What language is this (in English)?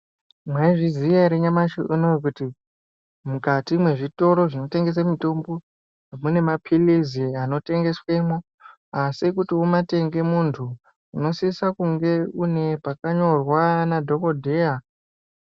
Ndau